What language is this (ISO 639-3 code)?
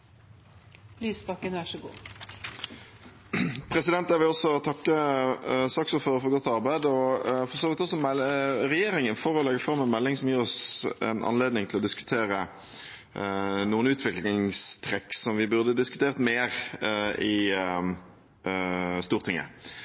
nor